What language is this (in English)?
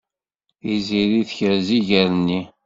Kabyle